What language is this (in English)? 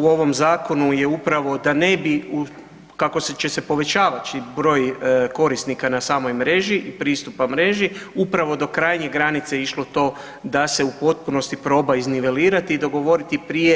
Croatian